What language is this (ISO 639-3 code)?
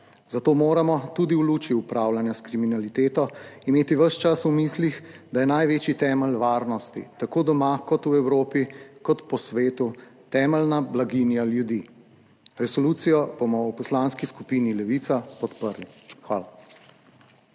slv